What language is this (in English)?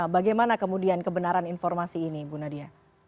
Indonesian